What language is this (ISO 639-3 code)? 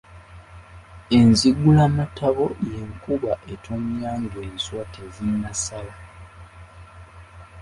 lug